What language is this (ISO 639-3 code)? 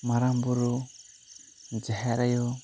sat